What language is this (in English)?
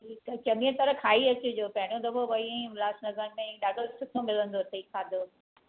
Sindhi